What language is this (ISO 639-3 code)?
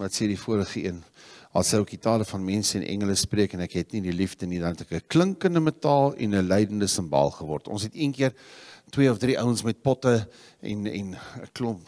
nld